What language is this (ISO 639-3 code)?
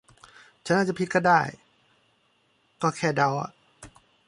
tha